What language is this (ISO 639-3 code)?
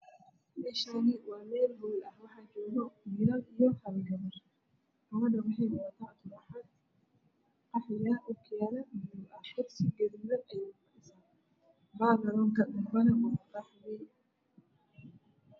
som